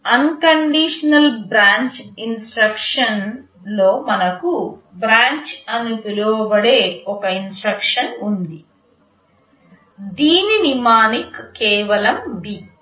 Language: Telugu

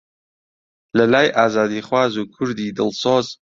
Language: Central Kurdish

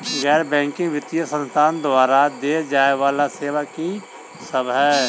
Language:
Maithili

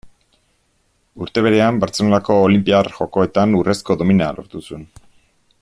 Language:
Basque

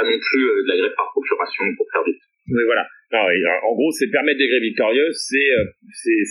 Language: French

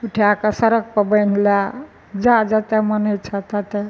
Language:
Maithili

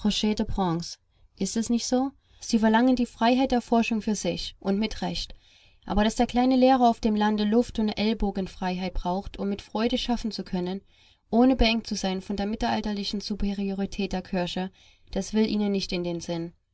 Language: German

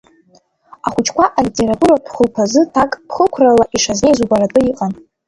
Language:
Abkhazian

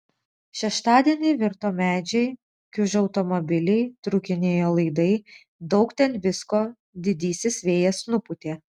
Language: Lithuanian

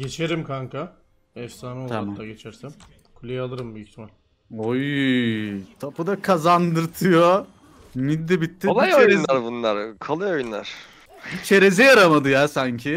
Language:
Turkish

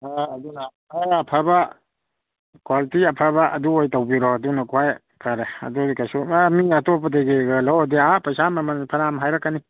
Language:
Manipuri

